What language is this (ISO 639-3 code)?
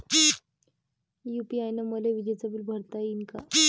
mar